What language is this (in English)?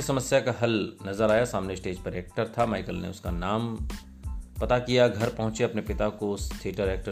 Hindi